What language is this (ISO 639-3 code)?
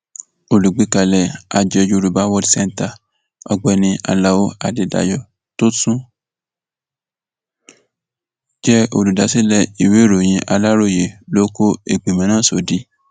yor